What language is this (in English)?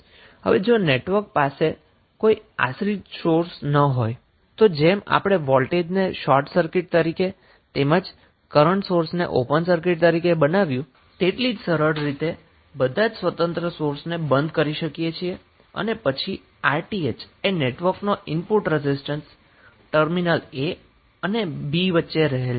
Gujarati